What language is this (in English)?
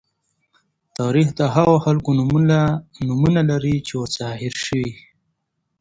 Pashto